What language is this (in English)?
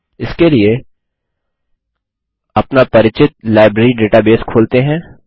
Hindi